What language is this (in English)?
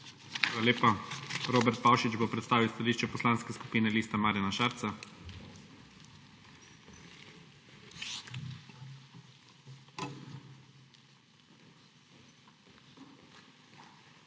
Slovenian